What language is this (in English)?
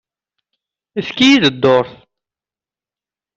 Kabyle